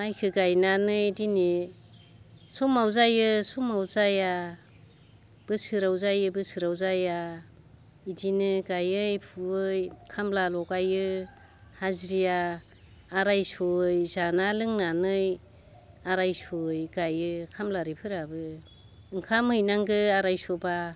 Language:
Bodo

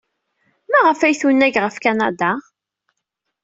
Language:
Kabyle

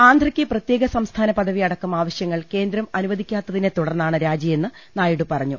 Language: Malayalam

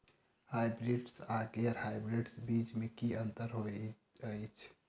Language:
Maithili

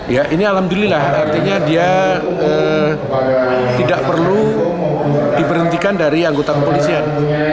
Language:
Indonesian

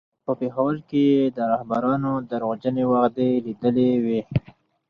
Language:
Pashto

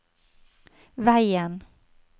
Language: Norwegian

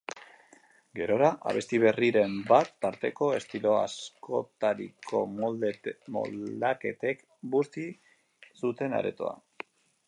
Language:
Basque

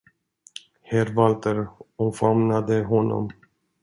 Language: Swedish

